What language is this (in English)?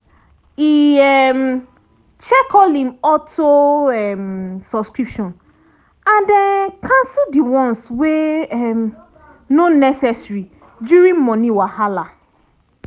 Nigerian Pidgin